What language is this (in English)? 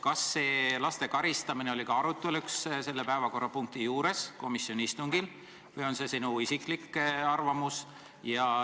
Estonian